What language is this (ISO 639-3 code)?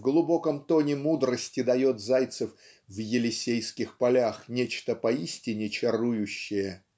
rus